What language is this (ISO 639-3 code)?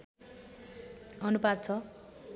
nep